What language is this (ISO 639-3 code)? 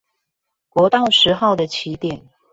zho